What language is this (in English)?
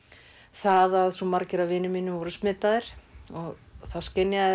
Icelandic